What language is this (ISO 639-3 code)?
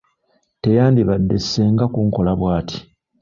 lug